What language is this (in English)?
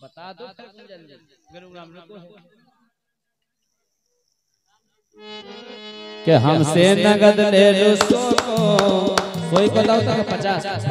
Hindi